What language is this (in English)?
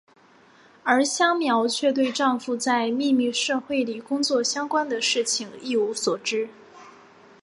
Chinese